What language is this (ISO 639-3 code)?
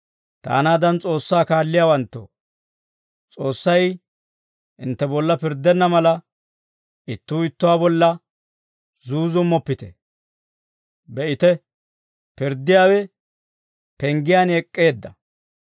dwr